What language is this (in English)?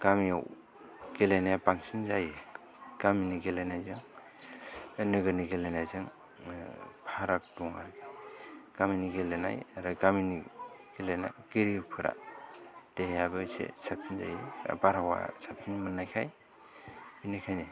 Bodo